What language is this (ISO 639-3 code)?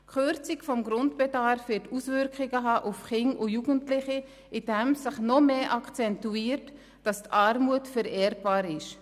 gsw